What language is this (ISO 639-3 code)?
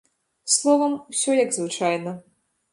bel